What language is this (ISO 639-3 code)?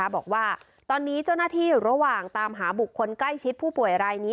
tha